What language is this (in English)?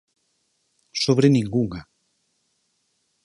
Galician